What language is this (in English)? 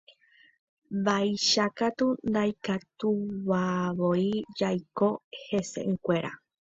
Guarani